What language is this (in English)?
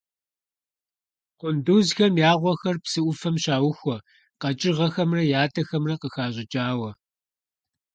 Kabardian